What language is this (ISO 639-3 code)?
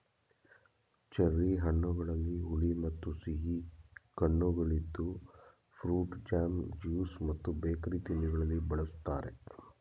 kan